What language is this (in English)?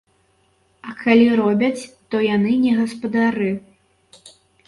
Belarusian